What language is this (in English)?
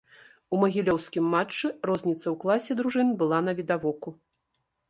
Belarusian